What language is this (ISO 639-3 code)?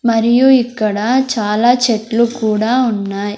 tel